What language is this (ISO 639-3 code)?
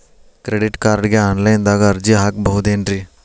kan